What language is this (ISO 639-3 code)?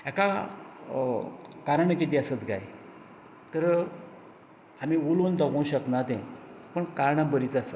kok